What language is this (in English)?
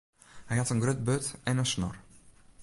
Western Frisian